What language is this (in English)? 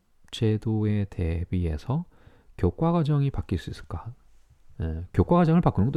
Korean